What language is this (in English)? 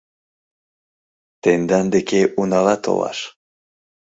Mari